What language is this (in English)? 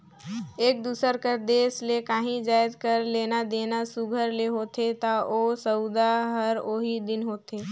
Chhattisgarhi